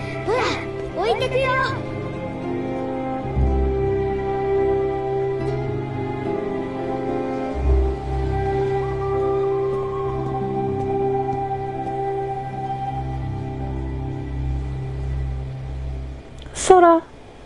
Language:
Japanese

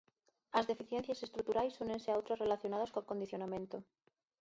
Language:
Galician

